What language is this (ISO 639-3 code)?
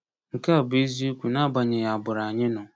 ibo